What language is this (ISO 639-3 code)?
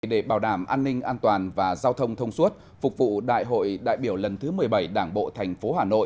vie